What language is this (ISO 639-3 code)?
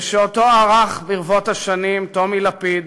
heb